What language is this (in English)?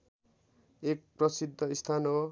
Nepali